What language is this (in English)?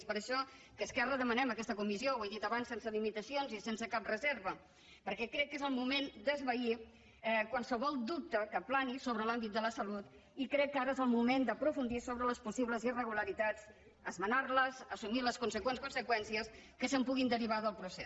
Catalan